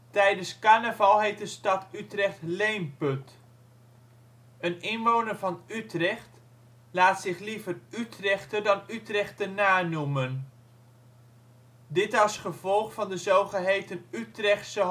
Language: Dutch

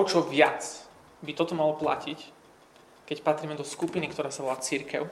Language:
Slovak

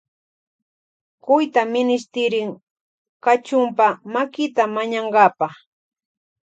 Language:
Loja Highland Quichua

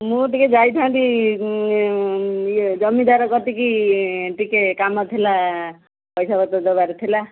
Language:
Odia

